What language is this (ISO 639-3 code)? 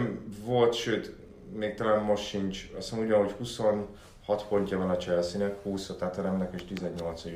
hun